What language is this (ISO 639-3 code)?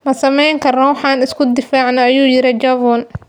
som